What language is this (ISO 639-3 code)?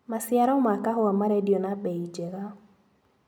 kik